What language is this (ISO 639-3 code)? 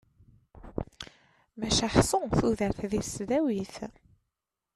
kab